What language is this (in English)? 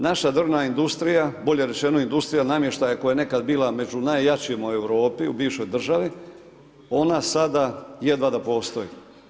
Croatian